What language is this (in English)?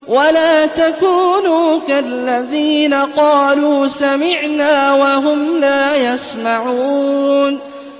Arabic